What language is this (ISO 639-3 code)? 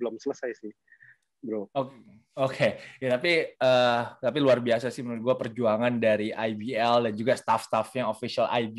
ind